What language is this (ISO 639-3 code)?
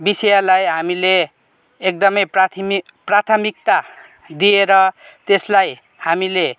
nep